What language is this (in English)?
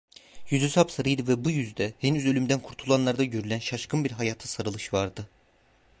Turkish